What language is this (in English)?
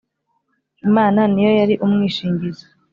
Kinyarwanda